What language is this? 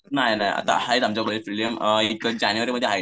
Marathi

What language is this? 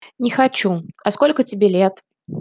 Russian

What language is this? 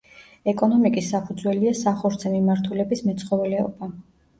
Georgian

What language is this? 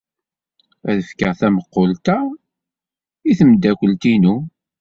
Kabyle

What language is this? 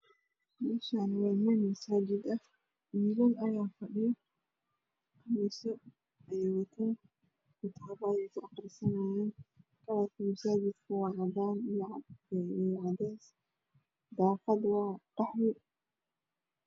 Somali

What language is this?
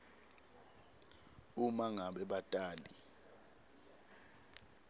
Swati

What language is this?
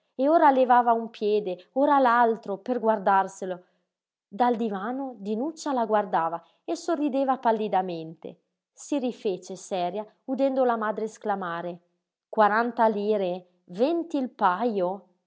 Italian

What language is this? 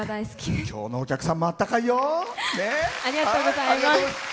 Japanese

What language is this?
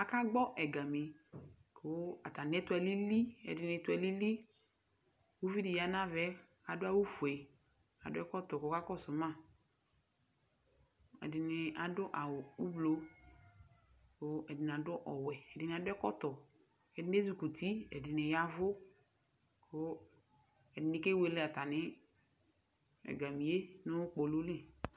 Ikposo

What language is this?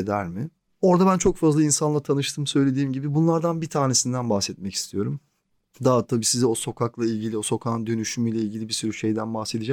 Turkish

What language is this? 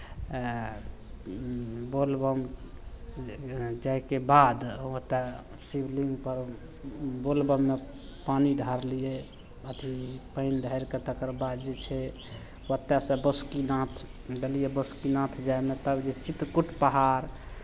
Maithili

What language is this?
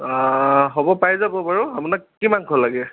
Assamese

